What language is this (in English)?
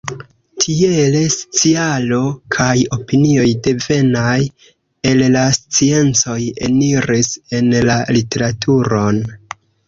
Esperanto